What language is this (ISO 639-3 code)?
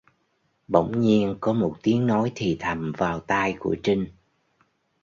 vie